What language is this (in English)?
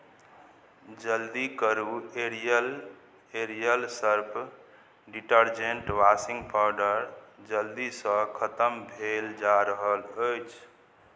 Maithili